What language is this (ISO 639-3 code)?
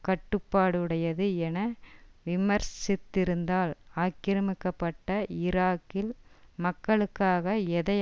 tam